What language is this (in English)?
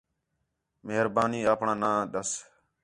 Khetrani